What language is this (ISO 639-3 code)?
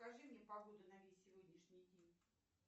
rus